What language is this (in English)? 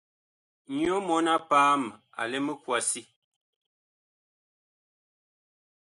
Bakoko